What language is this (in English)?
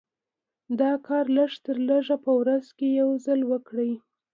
Pashto